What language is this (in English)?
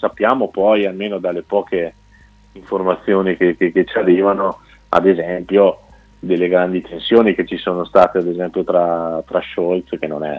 Italian